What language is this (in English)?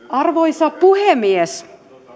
Finnish